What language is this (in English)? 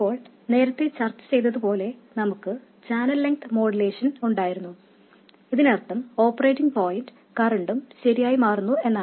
Malayalam